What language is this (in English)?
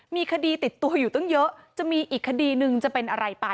Thai